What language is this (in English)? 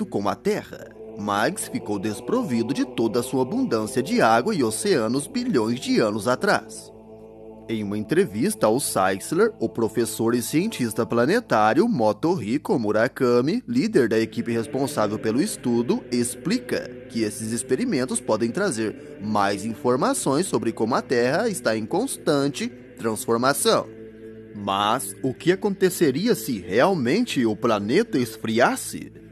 Portuguese